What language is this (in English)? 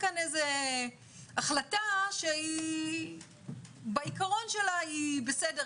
Hebrew